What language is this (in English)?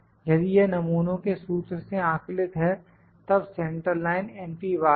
Hindi